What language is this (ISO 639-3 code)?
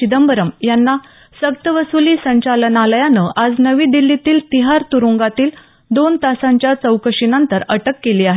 mar